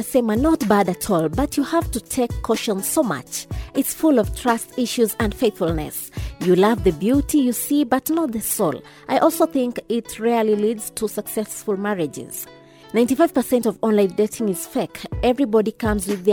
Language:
Swahili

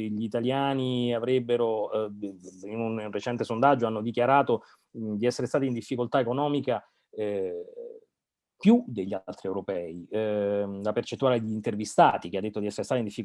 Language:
Italian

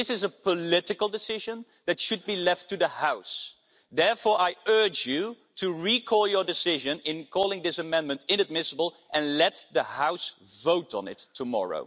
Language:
English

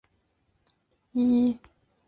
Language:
Chinese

